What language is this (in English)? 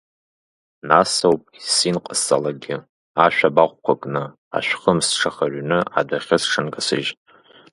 Abkhazian